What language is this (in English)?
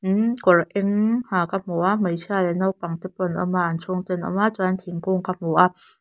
Mizo